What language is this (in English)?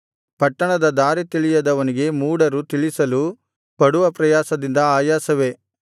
Kannada